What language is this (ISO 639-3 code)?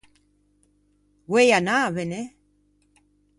lij